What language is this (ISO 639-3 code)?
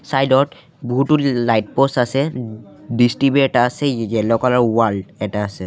asm